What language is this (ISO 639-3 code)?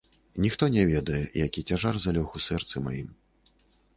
bel